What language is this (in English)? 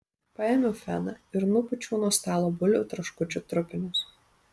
Lithuanian